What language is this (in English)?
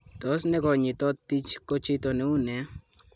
Kalenjin